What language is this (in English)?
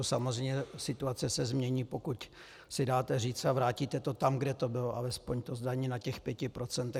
Czech